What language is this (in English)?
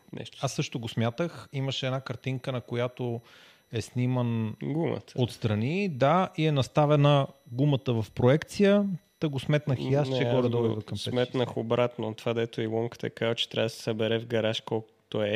Bulgarian